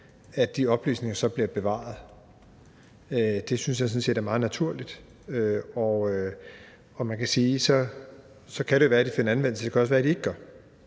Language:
Danish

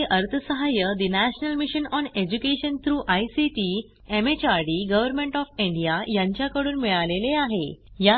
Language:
Marathi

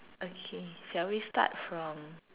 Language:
English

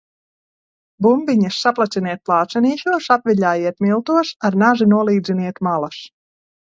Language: Latvian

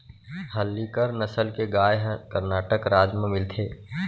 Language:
Chhattisgarhi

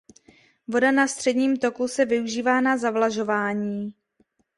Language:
Czech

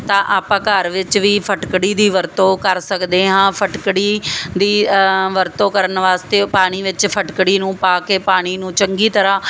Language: Punjabi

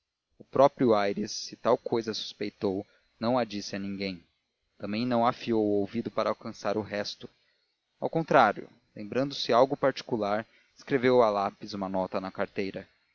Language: Portuguese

